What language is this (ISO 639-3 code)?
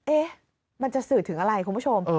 tha